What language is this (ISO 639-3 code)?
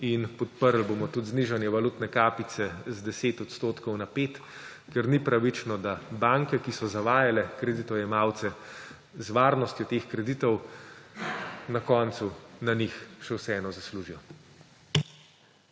slv